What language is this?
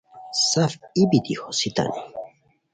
Khowar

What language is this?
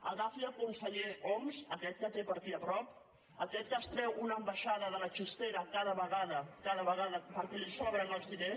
Catalan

